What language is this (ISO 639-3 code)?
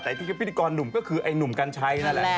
tha